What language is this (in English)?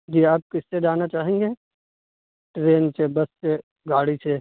Urdu